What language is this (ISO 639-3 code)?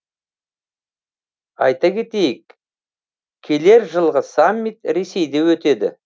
kaz